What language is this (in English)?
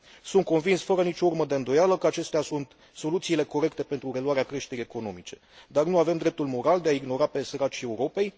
Romanian